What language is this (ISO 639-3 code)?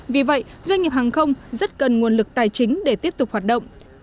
vie